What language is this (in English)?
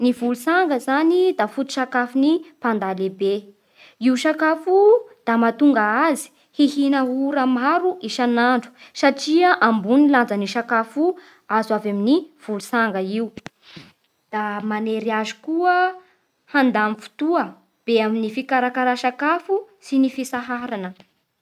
Bara Malagasy